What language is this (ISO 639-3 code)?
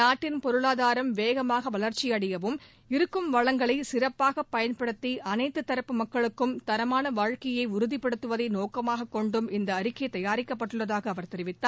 tam